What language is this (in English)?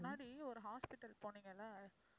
Tamil